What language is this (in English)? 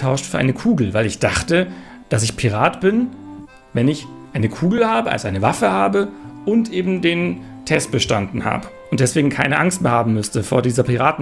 German